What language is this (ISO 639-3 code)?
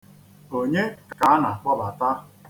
ibo